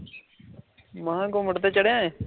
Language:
Punjabi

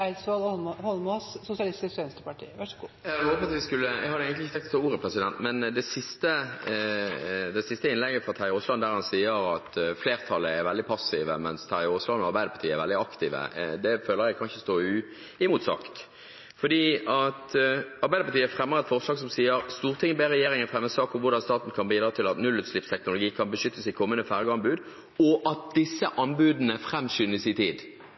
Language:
Norwegian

